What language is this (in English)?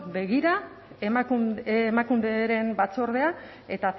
Basque